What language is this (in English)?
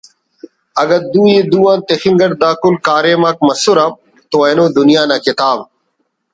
Brahui